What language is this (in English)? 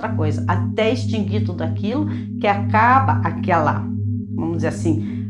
Portuguese